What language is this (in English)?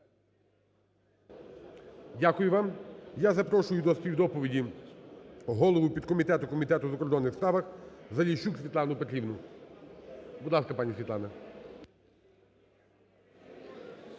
Ukrainian